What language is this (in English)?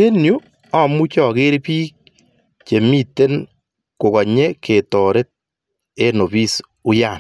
Kalenjin